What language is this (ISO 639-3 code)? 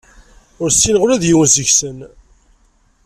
kab